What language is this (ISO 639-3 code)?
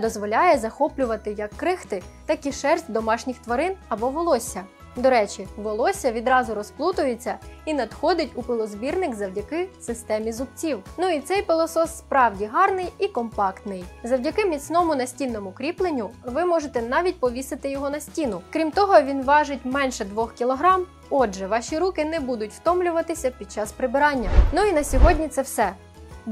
ukr